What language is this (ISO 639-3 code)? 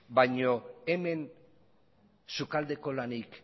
eus